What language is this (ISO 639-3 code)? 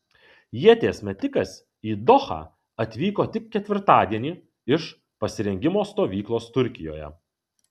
lit